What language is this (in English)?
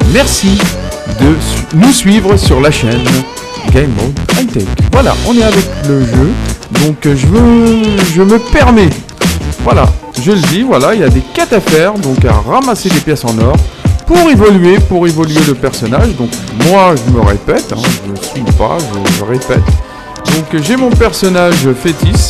French